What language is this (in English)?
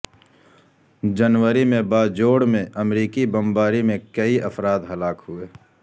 Urdu